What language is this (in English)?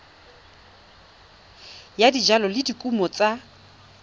Tswana